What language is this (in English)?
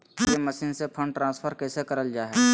Magahi